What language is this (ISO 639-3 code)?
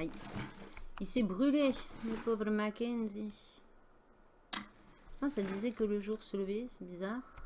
fra